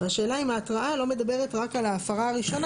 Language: Hebrew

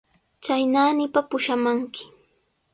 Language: Sihuas Ancash Quechua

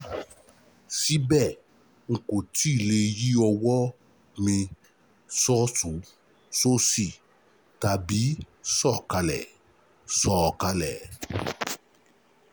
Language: Yoruba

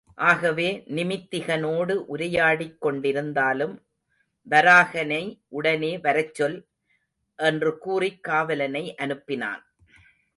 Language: Tamil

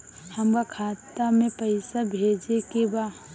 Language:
Bhojpuri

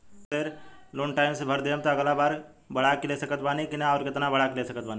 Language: Bhojpuri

